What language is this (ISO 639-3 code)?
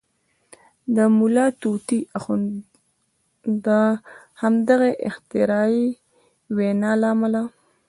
pus